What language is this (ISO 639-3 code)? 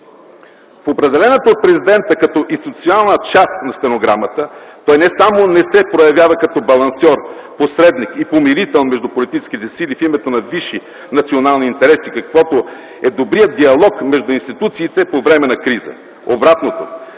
bul